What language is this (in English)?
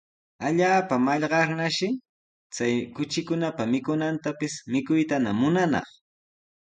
Sihuas Ancash Quechua